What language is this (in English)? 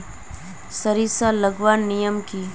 Magahi